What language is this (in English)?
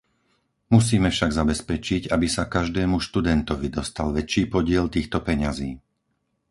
Slovak